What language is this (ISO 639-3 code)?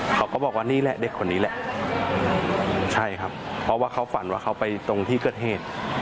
tha